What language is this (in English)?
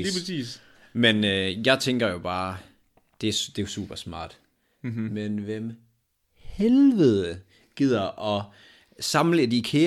Danish